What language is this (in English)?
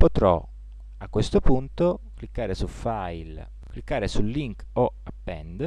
Italian